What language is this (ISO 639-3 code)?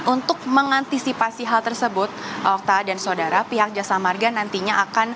ind